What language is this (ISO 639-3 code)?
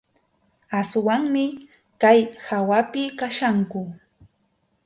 qxu